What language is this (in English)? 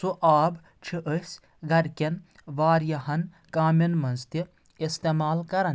Kashmiri